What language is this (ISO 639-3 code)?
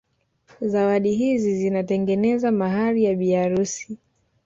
swa